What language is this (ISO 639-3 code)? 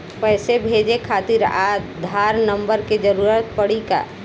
bho